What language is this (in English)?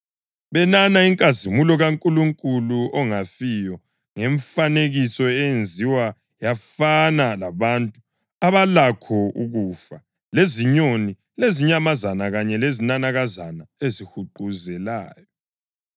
North Ndebele